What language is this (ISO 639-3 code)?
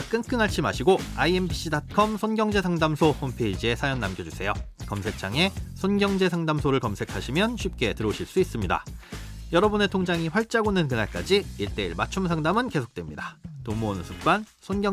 kor